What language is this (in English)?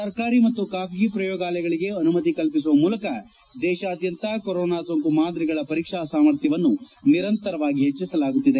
Kannada